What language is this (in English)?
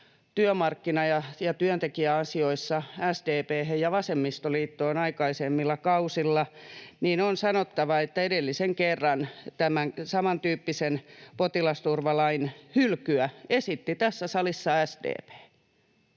Finnish